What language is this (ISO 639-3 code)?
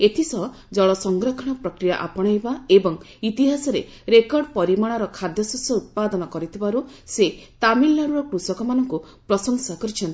ori